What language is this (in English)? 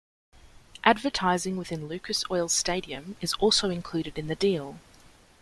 English